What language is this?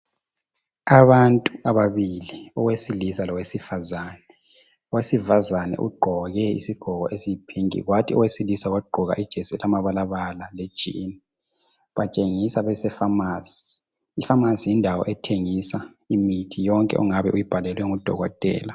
North Ndebele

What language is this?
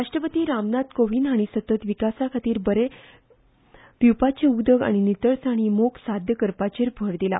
Konkani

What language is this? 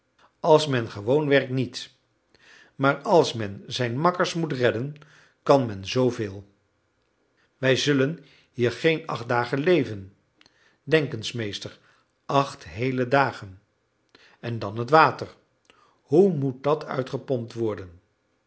Dutch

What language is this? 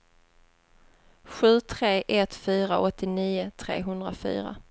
Swedish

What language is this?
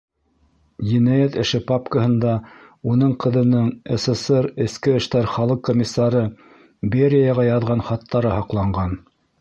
Bashkir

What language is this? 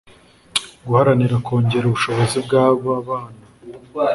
Kinyarwanda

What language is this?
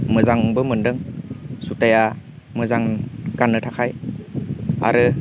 Bodo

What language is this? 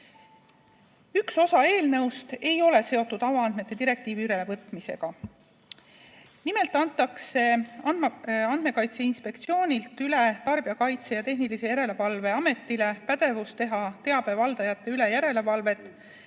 Estonian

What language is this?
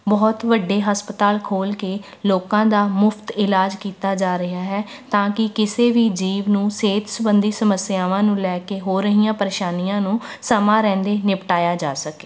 Punjabi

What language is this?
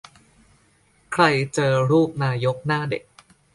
Thai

